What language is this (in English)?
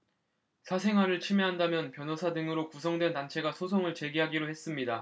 Korean